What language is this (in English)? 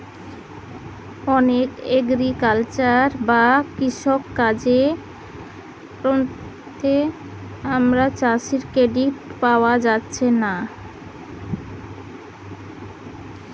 Bangla